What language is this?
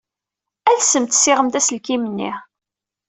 Kabyle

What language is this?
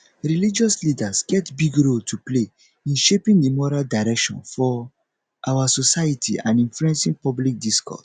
Nigerian Pidgin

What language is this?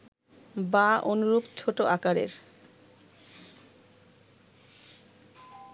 Bangla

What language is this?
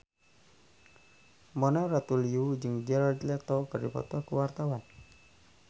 Sundanese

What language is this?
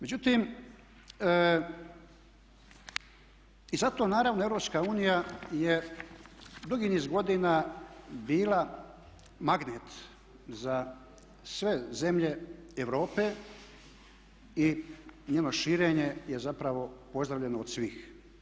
Croatian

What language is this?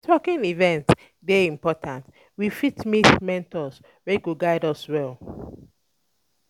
Nigerian Pidgin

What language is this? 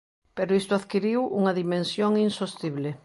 Galician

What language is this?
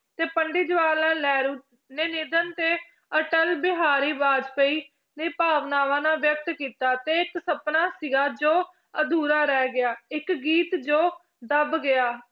Punjabi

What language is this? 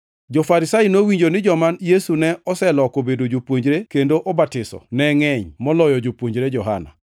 Luo (Kenya and Tanzania)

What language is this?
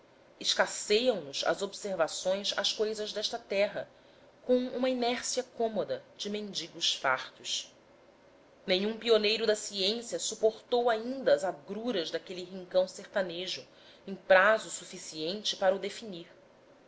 Portuguese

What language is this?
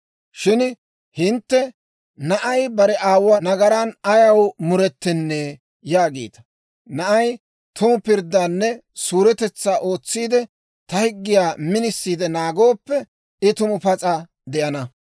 Dawro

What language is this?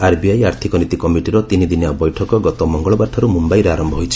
Odia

